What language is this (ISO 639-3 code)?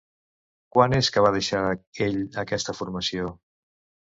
cat